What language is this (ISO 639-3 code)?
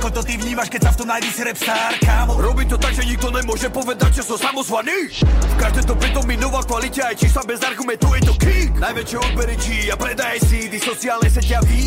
slk